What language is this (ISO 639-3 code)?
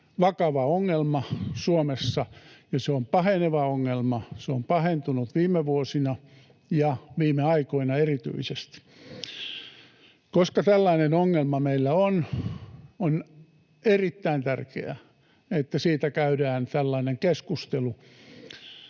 fin